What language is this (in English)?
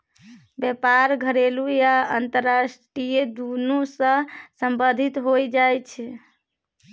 Maithili